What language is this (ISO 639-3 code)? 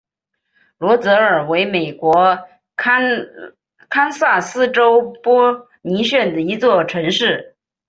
zho